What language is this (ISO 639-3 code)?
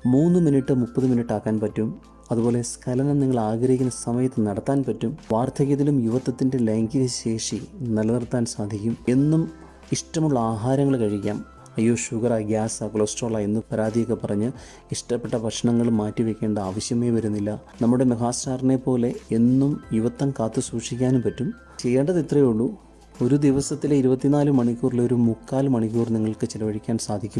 mal